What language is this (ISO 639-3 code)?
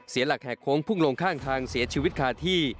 tha